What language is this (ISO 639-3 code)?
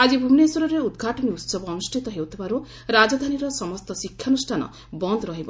ori